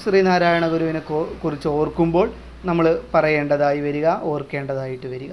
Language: Malayalam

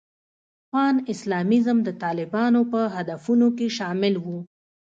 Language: Pashto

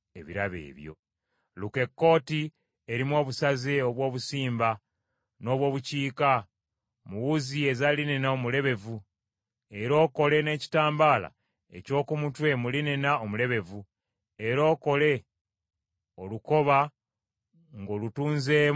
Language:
Ganda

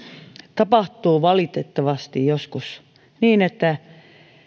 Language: Finnish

